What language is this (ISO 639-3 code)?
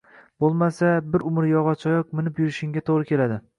uzb